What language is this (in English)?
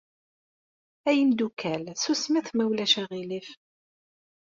Kabyle